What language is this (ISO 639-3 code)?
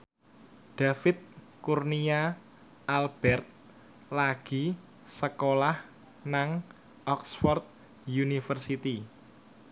jav